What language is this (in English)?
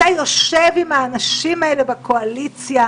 Hebrew